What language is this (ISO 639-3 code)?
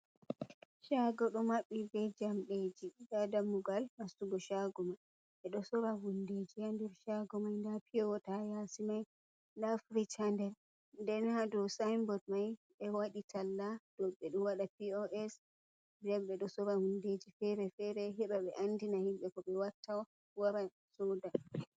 ful